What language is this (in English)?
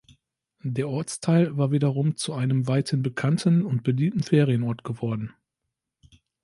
German